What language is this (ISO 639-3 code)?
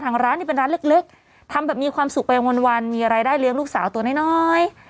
tha